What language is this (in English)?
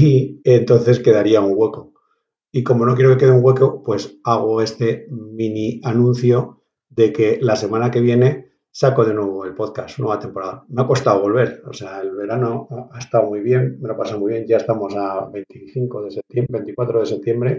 Spanish